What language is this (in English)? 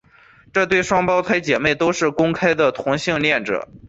Chinese